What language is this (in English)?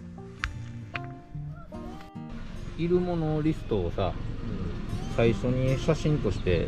Japanese